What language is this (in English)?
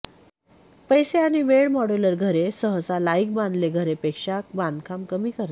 Marathi